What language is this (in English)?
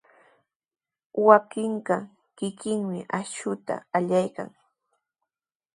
Sihuas Ancash Quechua